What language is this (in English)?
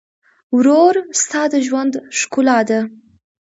Pashto